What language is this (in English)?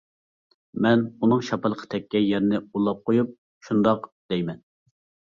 Uyghur